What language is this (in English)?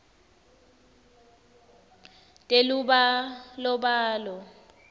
Swati